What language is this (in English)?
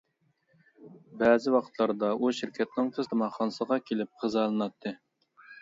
Uyghur